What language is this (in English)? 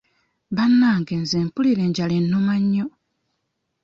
Ganda